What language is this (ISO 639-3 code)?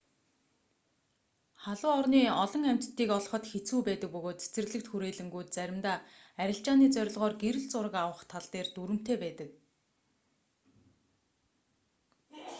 mon